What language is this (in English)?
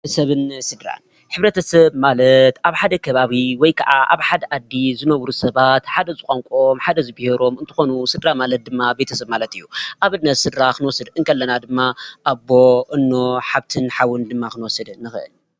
Tigrinya